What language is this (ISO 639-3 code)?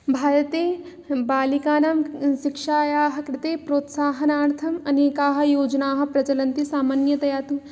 san